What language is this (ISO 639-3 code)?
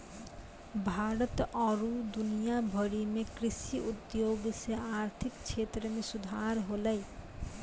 mai